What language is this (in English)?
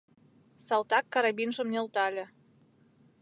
Mari